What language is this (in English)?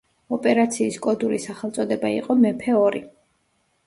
Georgian